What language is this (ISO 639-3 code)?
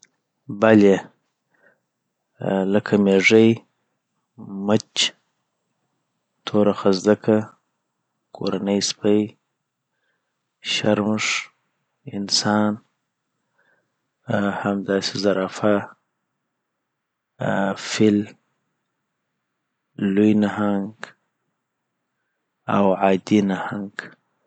pbt